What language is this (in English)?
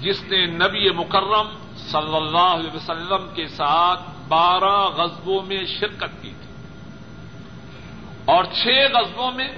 Urdu